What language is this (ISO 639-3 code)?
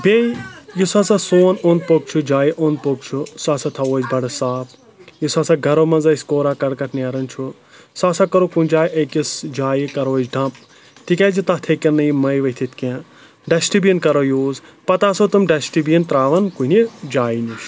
kas